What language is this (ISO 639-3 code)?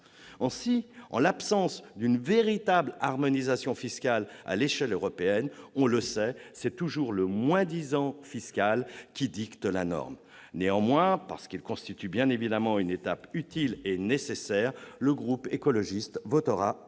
fra